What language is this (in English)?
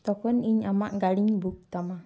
Santali